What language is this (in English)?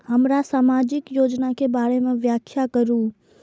Maithili